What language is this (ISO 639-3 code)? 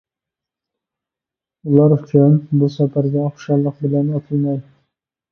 uig